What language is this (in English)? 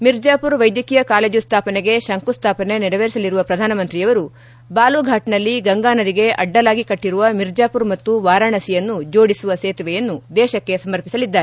Kannada